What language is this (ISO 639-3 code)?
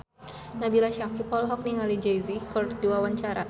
sun